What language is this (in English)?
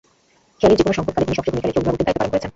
Bangla